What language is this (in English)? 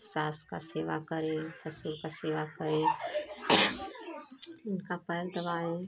Hindi